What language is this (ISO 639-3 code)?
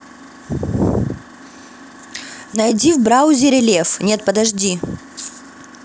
rus